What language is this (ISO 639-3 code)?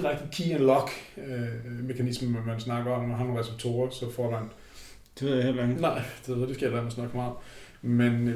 dan